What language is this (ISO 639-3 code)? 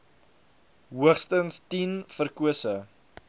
afr